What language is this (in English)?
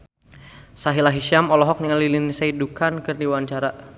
Sundanese